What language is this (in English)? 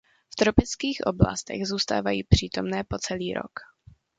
Czech